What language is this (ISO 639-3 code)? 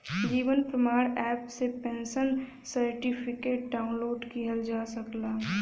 bho